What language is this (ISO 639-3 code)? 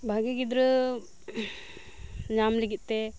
sat